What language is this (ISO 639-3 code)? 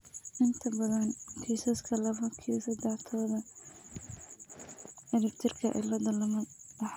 som